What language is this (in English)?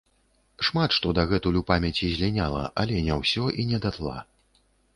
Belarusian